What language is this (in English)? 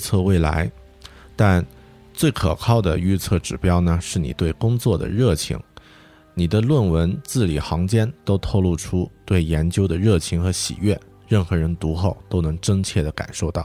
Chinese